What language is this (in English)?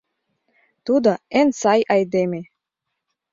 Mari